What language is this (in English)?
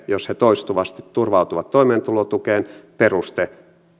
Finnish